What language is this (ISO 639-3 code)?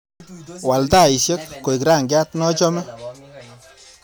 kln